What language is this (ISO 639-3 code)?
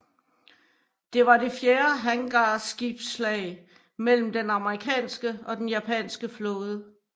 dan